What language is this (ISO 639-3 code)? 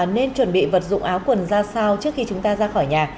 vie